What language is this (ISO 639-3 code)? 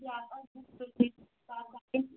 kas